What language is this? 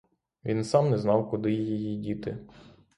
Ukrainian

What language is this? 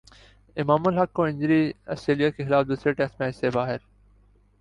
Urdu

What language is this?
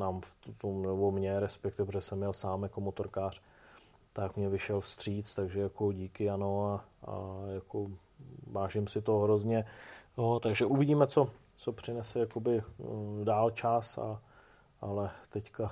Czech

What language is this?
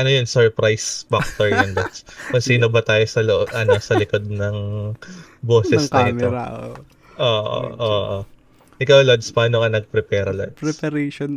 Filipino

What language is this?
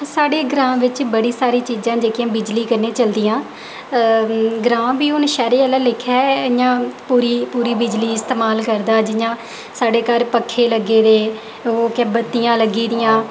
Dogri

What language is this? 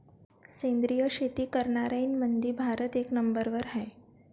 Marathi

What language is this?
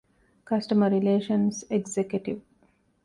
Divehi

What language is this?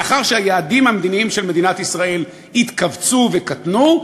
Hebrew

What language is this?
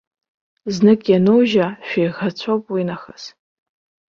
Abkhazian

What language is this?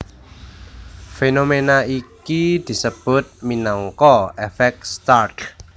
Javanese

